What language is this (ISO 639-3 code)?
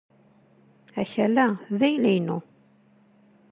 kab